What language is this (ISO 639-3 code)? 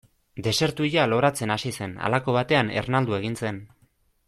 eus